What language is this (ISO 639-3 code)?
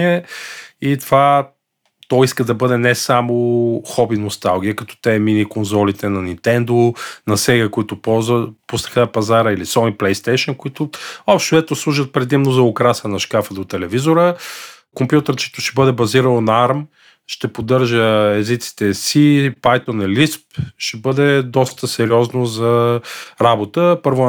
bul